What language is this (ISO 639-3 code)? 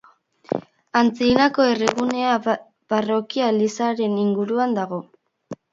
eus